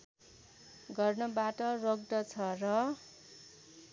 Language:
Nepali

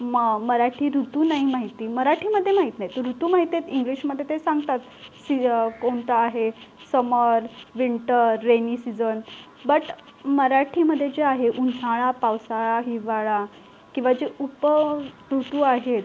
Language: Marathi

